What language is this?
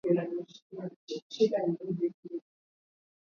Swahili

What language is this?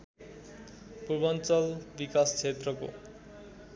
Nepali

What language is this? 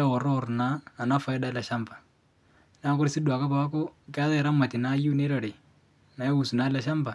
Masai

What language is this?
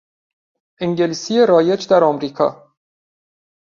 Persian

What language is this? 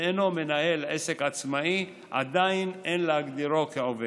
Hebrew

